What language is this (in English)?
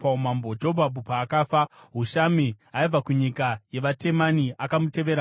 Shona